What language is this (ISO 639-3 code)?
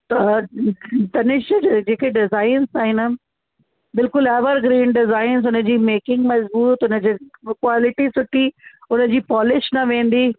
snd